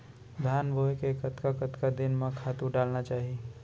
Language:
Chhattisgarhi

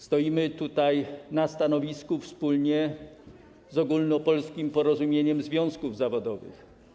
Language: Polish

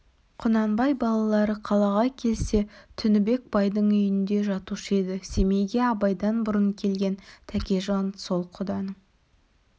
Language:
Kazakh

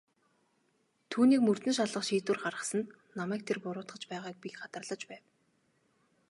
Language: Mongolian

